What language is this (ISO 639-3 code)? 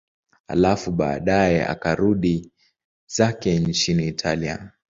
swa